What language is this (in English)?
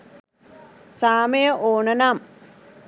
Sinhala